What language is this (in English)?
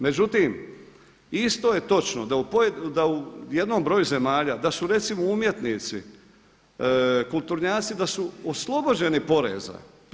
Croatian